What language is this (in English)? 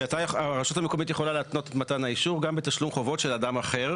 Hebrew